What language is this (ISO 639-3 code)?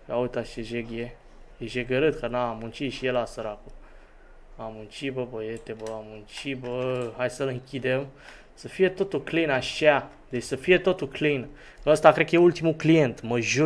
ron